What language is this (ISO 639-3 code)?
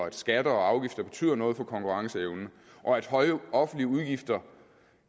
dan